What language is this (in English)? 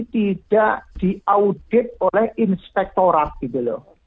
Indonesian